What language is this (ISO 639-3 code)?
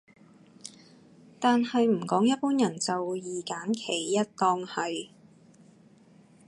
yue